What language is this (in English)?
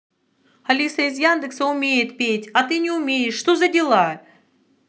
Russian